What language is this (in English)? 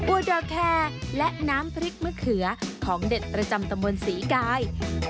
Thai